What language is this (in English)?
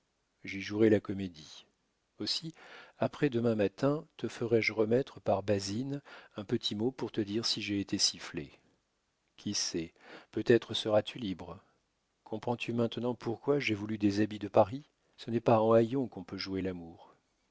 French